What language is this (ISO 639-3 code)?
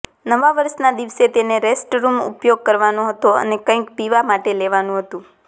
guj